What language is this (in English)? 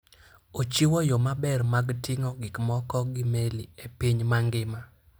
Luo (Kenya and Tanzania)